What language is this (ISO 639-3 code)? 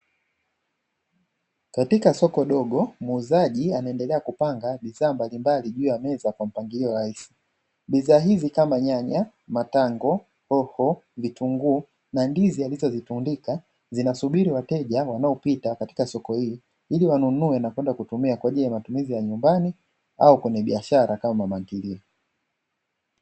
swa